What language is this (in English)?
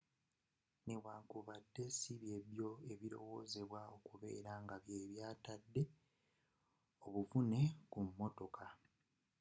Ganda